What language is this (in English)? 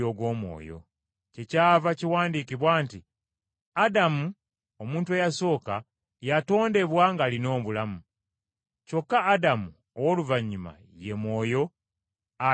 Ganda